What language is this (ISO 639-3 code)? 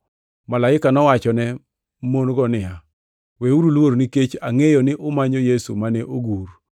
luo